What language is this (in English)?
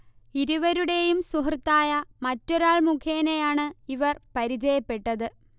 Malayalam